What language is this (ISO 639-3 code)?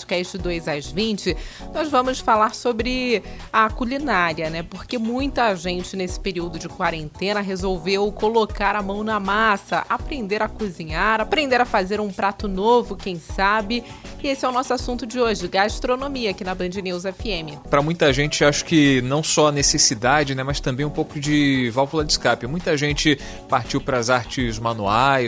por